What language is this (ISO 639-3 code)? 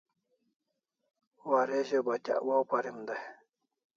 kls